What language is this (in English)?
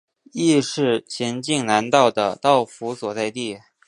Chinese